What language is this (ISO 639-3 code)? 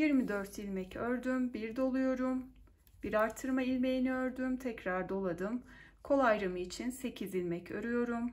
tur